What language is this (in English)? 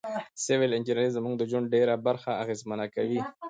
Pashto